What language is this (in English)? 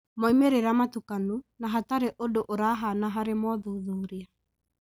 Kikuyu